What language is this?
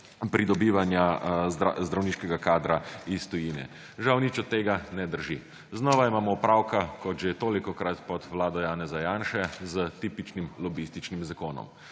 Slovenian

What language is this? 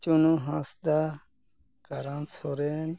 Santali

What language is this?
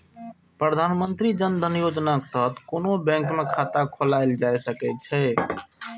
Maithili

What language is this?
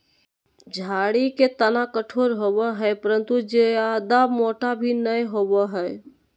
Magahi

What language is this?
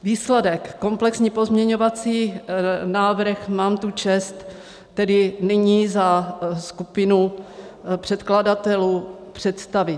Czech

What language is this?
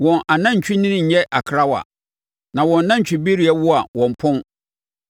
Akan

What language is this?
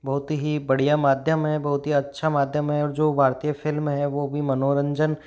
Hindi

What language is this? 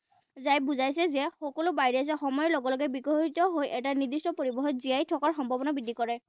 Assamese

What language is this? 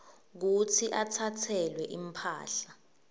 Swati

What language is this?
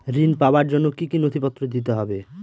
Bangla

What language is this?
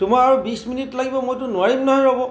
Assamese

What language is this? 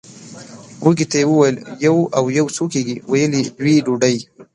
Pashto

